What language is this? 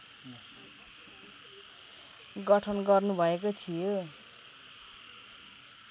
Nepali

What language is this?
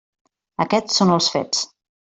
Catalan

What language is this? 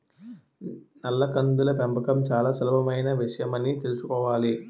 Telugu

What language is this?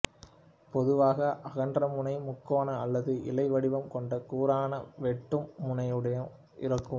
Tamil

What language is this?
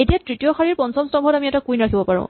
Assamese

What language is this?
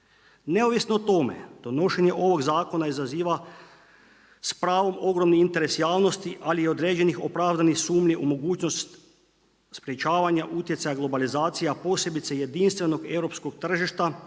Croatian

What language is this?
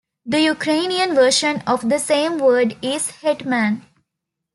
English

